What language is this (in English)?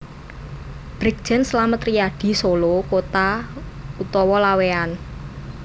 Javanese